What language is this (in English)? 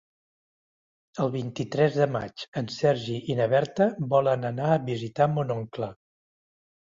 Catalan